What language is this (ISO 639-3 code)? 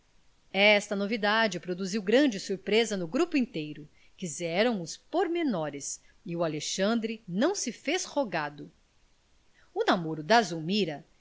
por